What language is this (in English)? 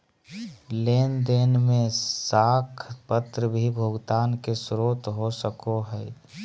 Magahi